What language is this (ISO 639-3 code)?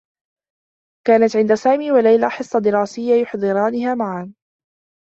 ara